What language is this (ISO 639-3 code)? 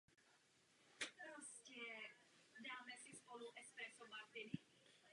ces